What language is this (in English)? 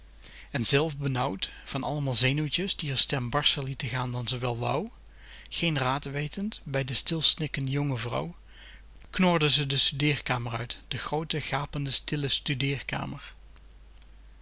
Dutch